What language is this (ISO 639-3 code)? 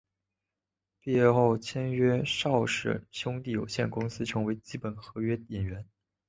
zho